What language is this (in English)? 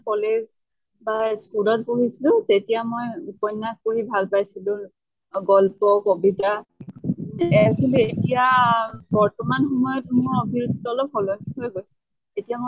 Assamese